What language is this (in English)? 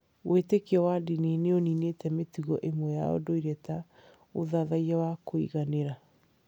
Kikuyu